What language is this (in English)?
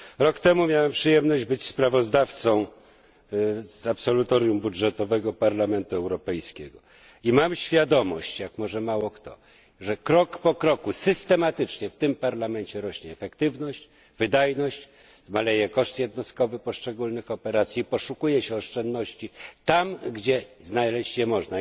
Polish